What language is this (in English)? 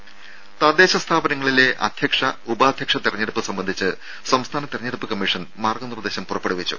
Malayalam